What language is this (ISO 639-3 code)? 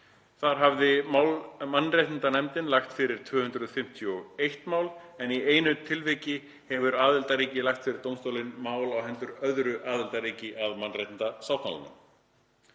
isl